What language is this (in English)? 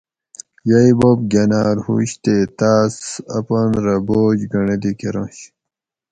Gawri